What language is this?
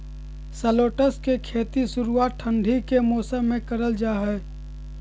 Magahi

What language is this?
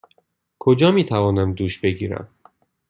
Persian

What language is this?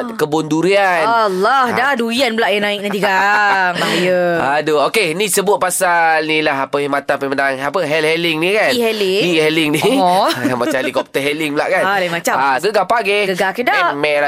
Malay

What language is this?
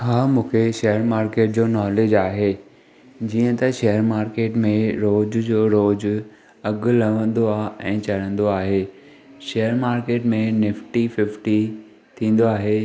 Sindhi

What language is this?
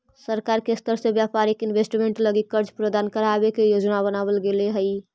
Magahi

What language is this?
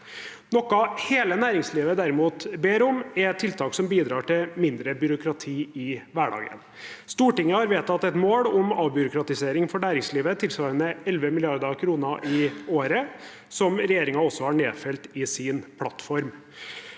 Norwegian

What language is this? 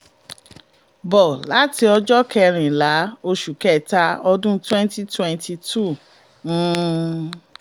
Yoruba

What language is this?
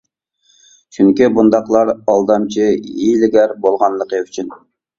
Uyghur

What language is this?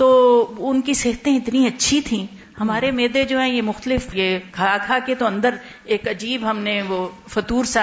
Urdu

